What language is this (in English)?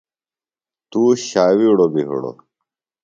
Phalura